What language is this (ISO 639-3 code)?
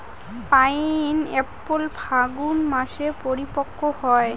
ben